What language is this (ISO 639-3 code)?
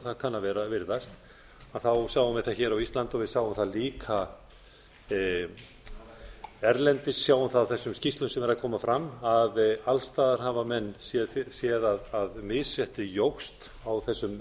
isl